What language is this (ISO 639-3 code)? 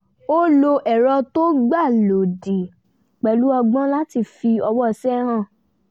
yor